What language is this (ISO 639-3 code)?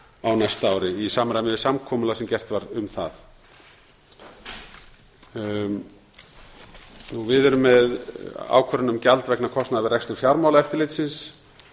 isl